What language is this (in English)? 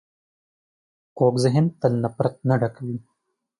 Pashto